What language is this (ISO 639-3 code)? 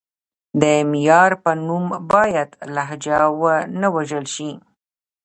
pus